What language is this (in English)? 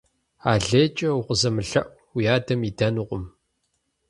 Kabardian